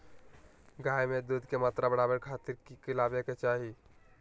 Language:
Magahi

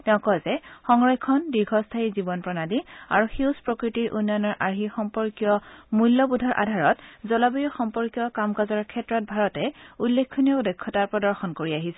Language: Assamese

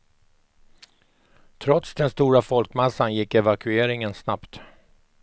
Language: Swedish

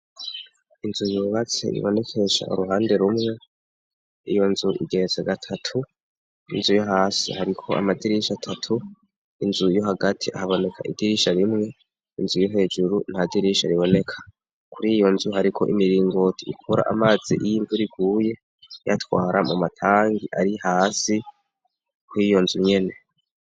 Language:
Rundi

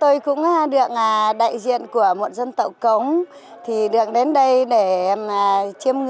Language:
Vietnamese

